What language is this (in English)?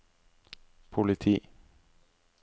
Norwegian